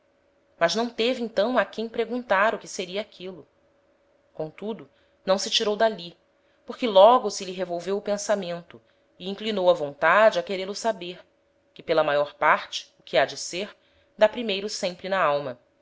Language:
Portuguese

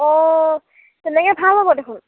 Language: Assamese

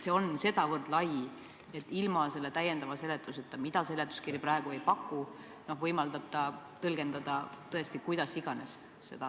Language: Estonian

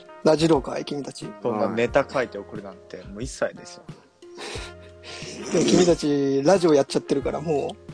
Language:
Japanese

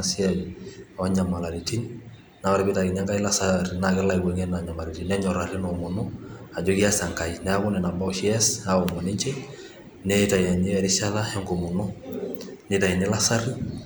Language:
Masai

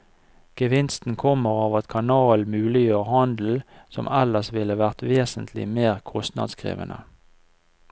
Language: Norwegian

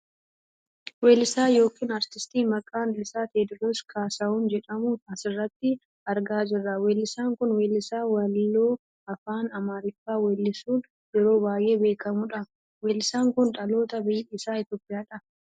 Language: Oromo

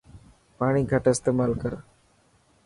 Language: Dhatki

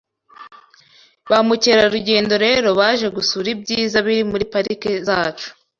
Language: Kinyarwanda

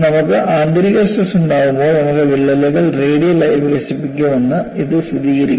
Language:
Malayalam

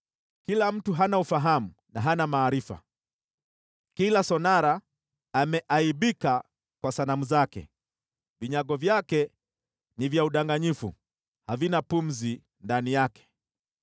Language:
Swahili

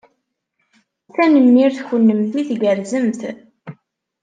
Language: Kabyle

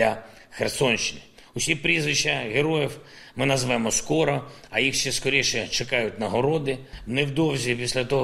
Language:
Ukrainian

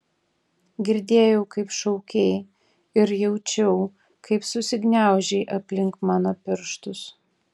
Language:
Lithuanian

